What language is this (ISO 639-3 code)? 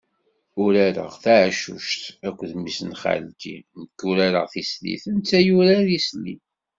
kab